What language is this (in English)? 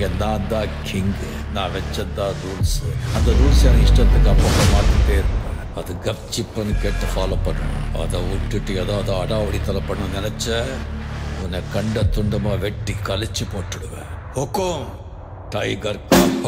Arabic